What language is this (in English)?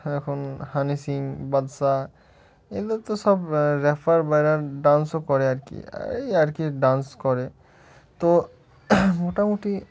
Bangla